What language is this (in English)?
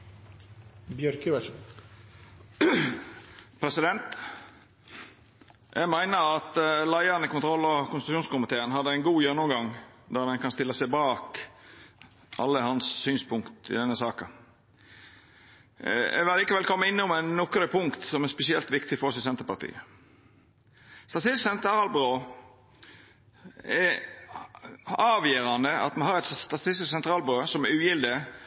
Norwegian Nynorsk